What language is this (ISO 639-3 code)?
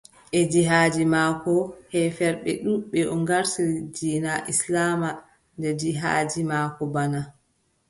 fub